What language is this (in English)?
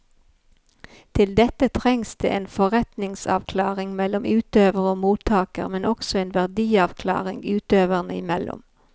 Norwegian